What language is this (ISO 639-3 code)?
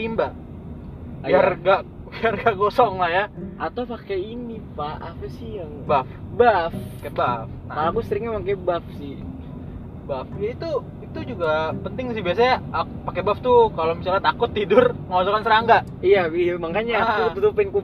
ind